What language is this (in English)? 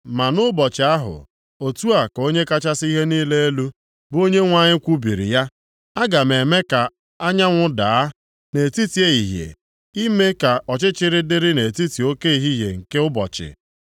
Igbo